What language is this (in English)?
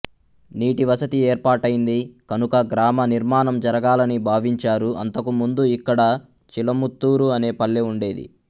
Telugu